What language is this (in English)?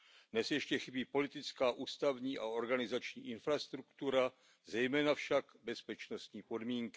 Czech